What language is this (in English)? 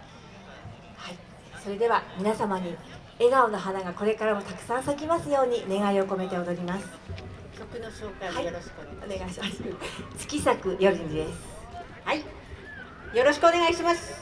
Japanese